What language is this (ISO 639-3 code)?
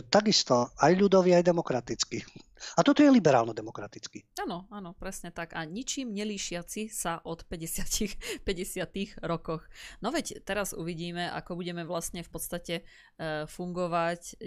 slk